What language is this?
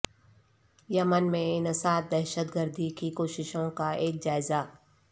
Urdu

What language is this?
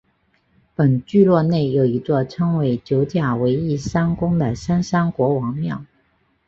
Chinese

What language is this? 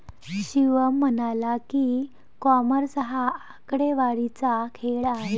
Marathi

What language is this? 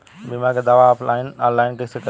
Bhojpuri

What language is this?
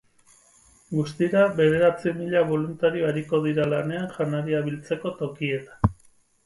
Basque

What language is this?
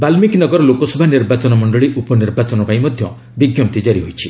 Odia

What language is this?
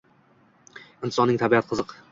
Uzbek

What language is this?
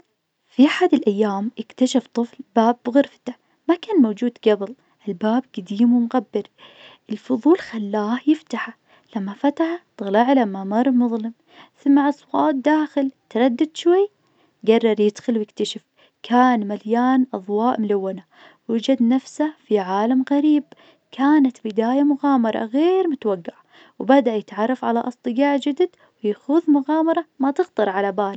Najdi Arabic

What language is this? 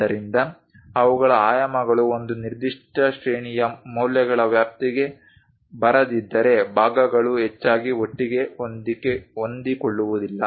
Kannada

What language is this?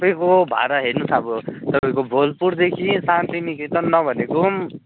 Nepali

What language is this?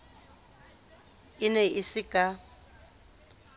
Southern Sotho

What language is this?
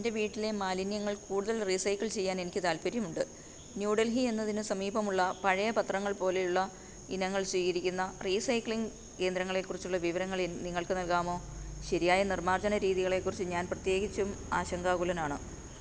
Malayalam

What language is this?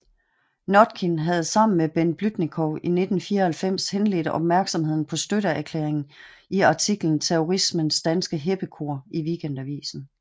Danish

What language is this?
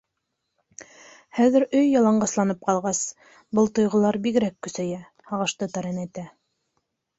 Bashkir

